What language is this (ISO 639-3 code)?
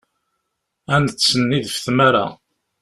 kab